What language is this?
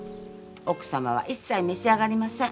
Japanese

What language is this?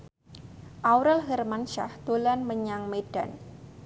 Javanese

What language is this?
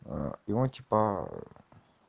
Russian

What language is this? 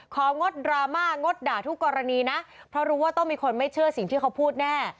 Thai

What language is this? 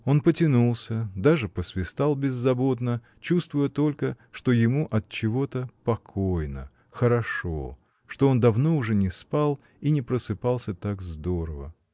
Russian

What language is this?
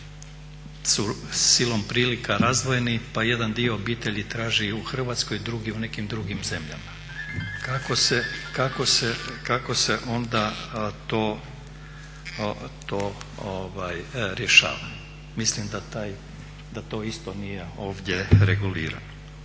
Croatian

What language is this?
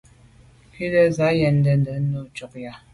Medumba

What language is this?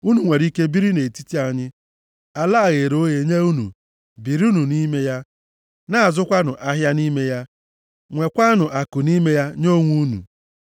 Igbo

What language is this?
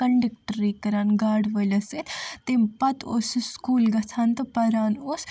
Kashmiri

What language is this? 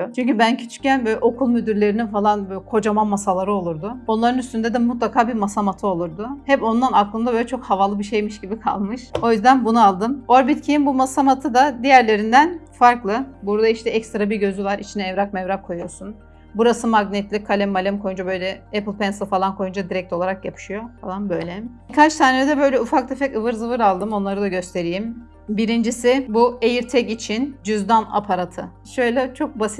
Turkish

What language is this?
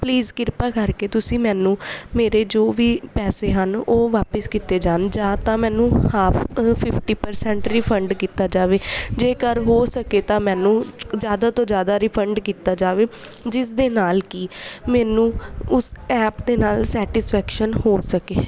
Punjabi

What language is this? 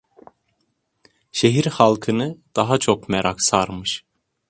Turkish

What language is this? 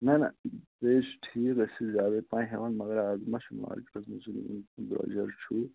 Kashmiri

